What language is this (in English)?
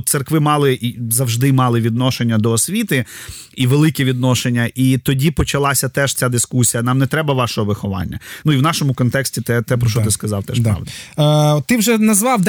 Ukrainian